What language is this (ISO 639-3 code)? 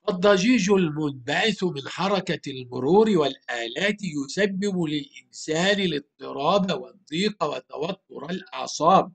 ara